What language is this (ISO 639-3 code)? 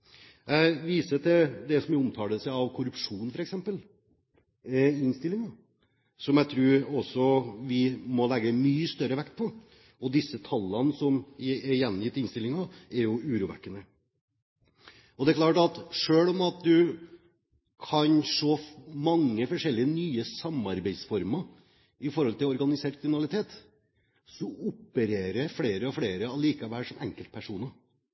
nob